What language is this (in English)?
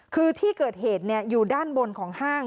Thai